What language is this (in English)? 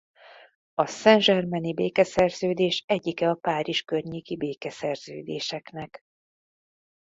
Hungarian